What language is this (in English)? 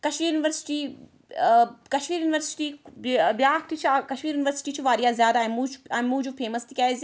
Kashmiri